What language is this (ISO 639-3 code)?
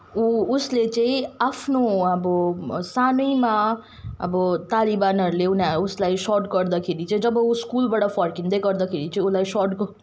nep